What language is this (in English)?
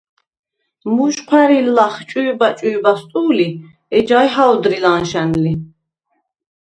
Svan